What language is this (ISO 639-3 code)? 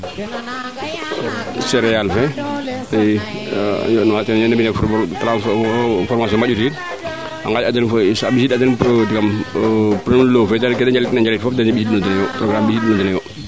srr